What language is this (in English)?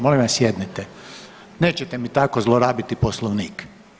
Croatian